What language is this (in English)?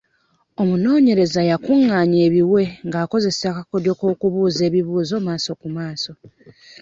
Ganda